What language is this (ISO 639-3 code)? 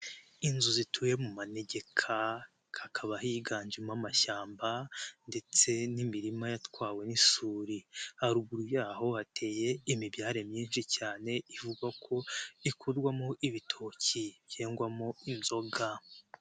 kin